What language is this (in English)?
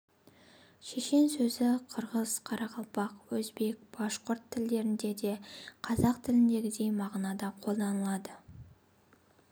Kazakh